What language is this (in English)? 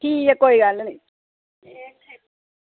Dogri